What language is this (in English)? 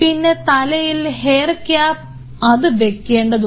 Malayalam